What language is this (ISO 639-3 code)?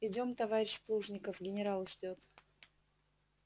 rus